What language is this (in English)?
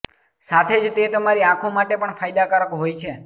Gujarati